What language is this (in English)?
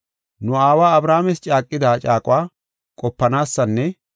Gofa